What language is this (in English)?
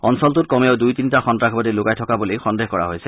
Assamese